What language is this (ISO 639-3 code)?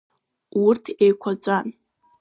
abk